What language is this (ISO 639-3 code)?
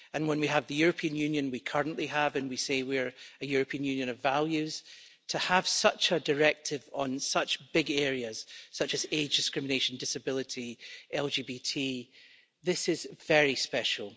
eng